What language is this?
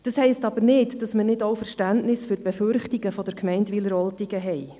Swiss German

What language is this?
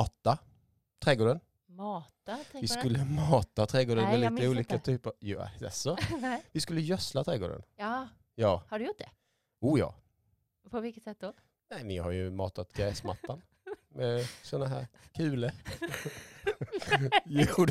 Swedish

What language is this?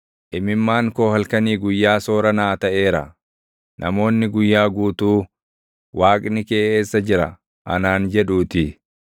Oromo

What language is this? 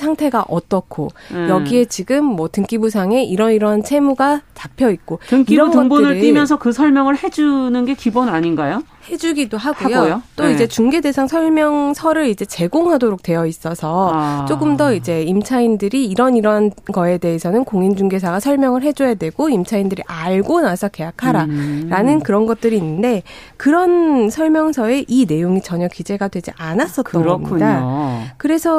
Korean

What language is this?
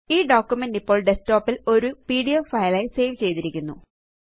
Malayalam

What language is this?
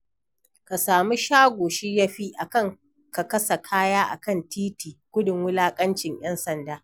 Hausa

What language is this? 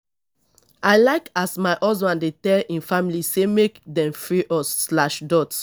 Nigerian Pidgin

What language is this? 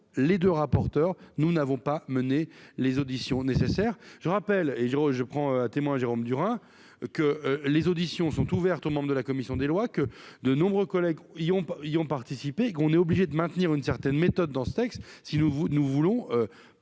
French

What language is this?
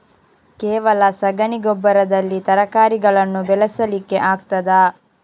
Kannada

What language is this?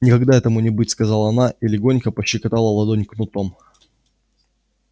Russian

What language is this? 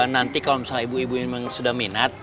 Indonesian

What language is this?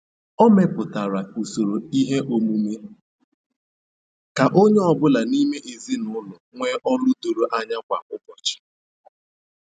Igbo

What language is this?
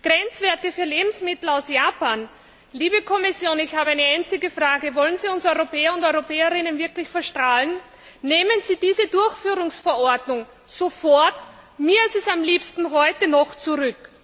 German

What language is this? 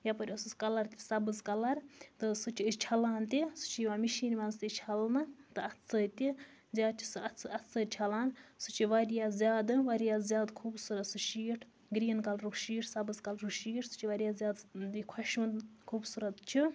Kashmiri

